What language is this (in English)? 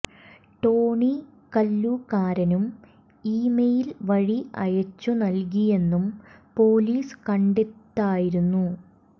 Malayalam